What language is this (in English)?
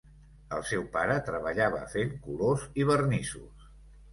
Catalan